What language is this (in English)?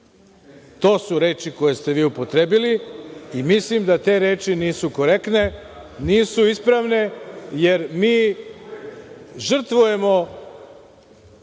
Serbian